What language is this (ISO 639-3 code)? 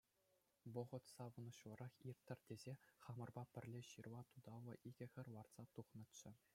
chv